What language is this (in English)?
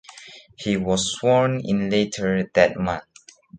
English